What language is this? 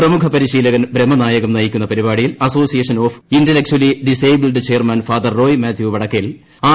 Malayalam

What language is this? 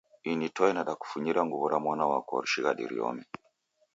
Taita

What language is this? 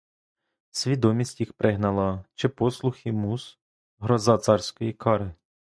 Ukrainian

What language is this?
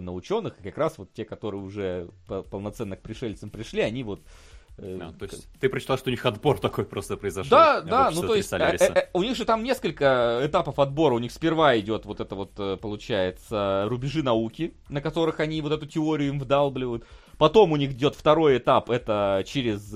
Russian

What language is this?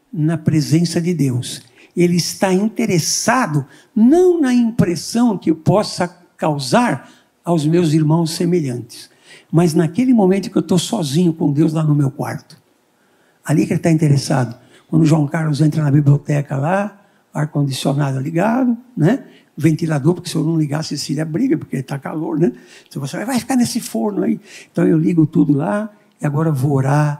Portuguese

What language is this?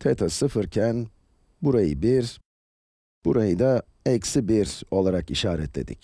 Turkish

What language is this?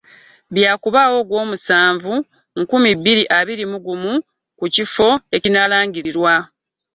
Ganda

